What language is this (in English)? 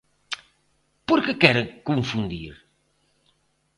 Galician